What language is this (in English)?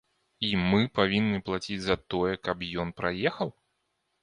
Belarusian